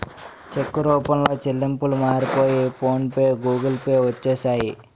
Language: Telugu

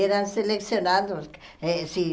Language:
Portuguese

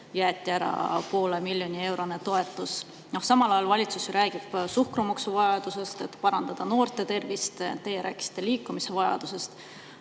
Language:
Estonian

